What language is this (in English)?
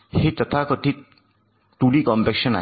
Marathi